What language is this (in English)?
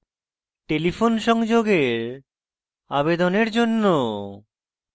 Bangla